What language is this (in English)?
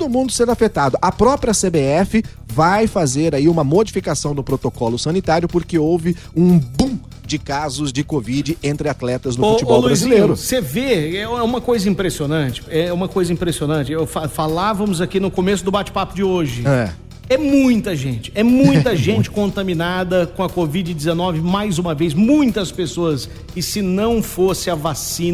Portuguese